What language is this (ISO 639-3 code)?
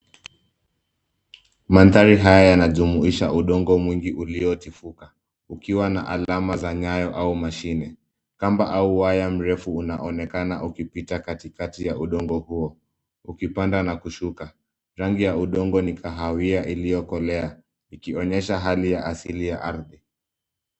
swa